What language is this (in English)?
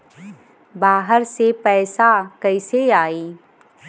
Bhojpuri